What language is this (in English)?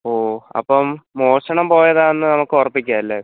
Malayalam